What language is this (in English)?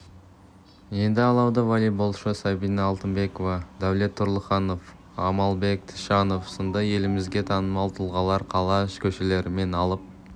Kazakh